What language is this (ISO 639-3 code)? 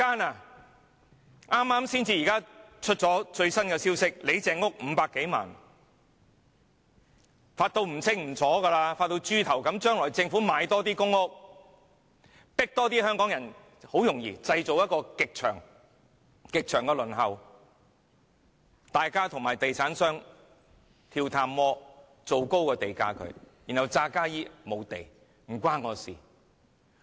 yue